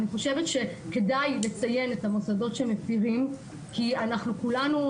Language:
Hebrew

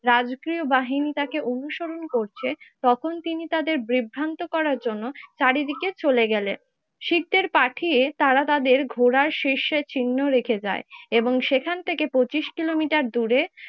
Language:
Bangla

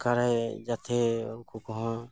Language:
Santali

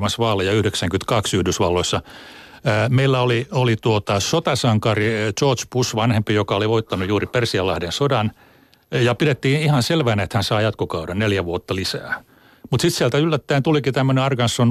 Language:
Finnish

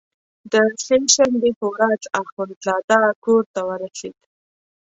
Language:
Pashto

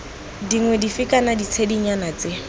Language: Tswana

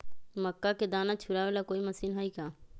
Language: Magahi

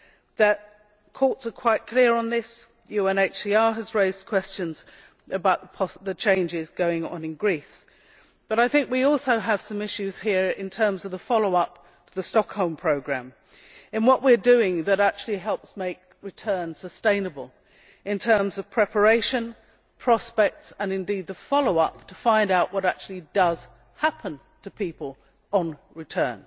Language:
English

